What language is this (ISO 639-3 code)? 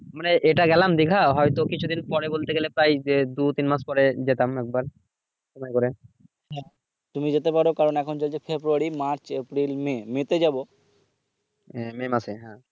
ben